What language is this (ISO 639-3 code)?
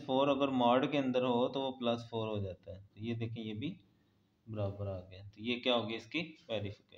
hin